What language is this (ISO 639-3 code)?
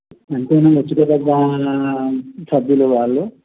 tel